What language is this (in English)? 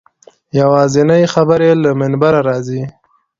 Pashto